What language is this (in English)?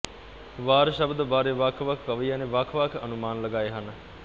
Punjabi